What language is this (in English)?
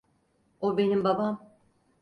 Turkish